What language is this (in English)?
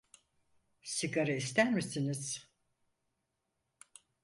Turkish